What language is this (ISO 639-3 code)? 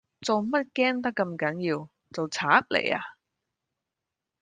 yue